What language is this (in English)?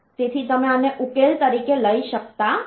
Gujarati